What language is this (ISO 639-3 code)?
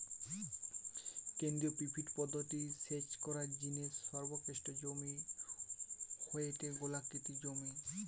ben